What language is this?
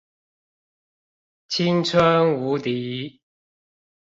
Chinese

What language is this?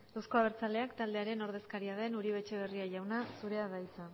Basque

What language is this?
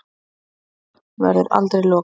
Icelandic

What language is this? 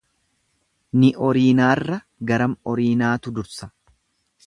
Oromo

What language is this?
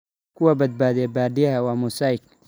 Somali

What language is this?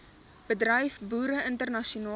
Afrikaans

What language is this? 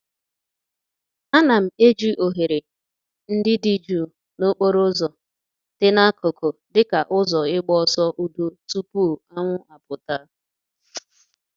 Igbo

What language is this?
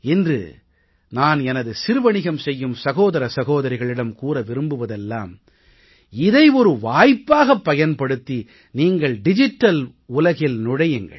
Tamil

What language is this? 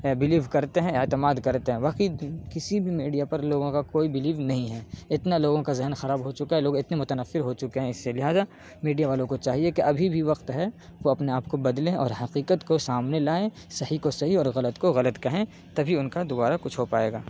Urdu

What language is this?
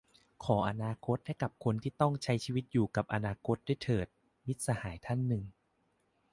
Thai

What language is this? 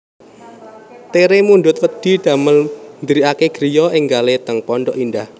Javanese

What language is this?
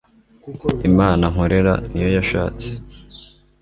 Kinyarwanda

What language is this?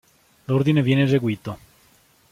Italian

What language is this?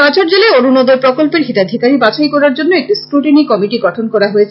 Bangla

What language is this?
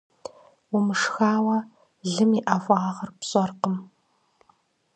Kabardian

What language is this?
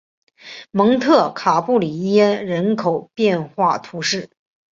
Chinese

